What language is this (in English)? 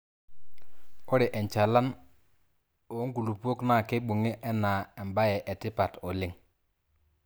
Masai